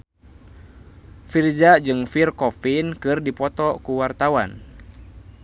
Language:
Sundanese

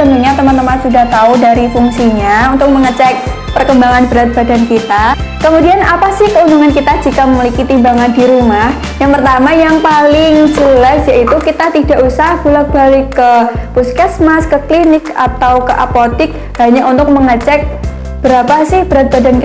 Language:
Indonesian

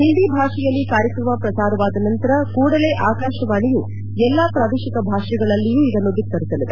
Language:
Kannada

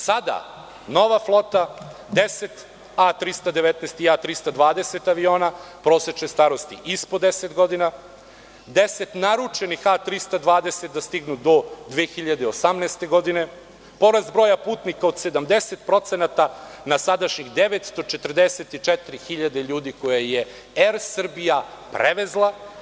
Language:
Serbian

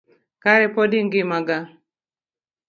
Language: Luo (Kenya and Tanzania)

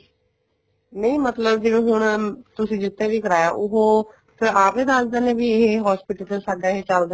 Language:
Punjabi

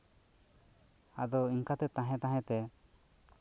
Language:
Santali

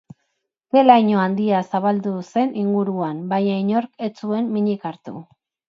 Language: Basque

